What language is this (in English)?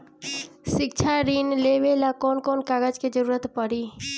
Bhojpuri